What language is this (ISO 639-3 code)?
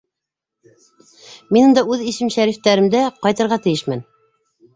bak